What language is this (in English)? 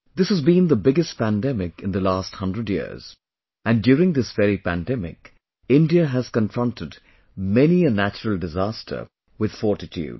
English